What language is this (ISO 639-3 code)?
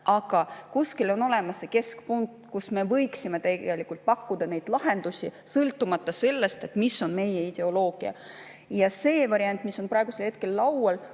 est